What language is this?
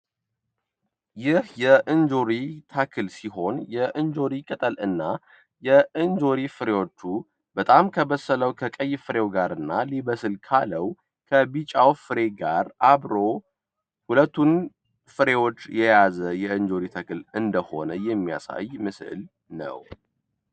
Amharic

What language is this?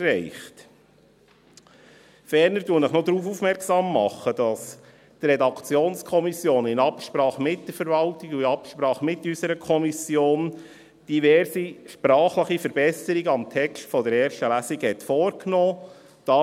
Swiss German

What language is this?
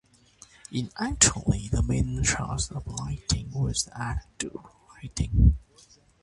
English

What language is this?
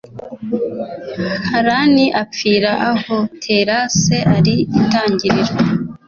Kinyarwanda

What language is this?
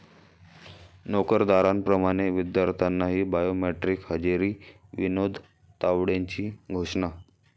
Marathi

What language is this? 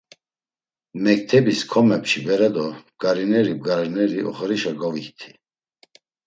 Laz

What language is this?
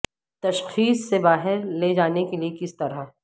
Urdu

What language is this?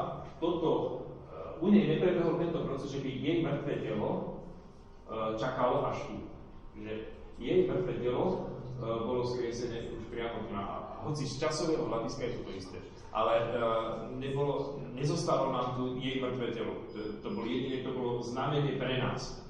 Slovak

